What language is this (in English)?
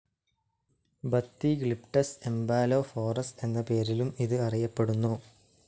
Malayalam